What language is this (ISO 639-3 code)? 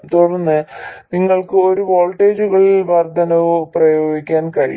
mal